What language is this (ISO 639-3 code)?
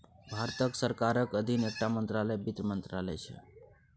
mai